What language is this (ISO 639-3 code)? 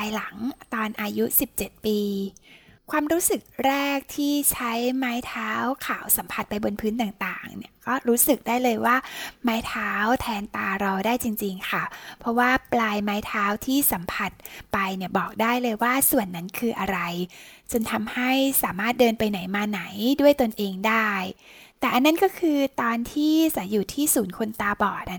tha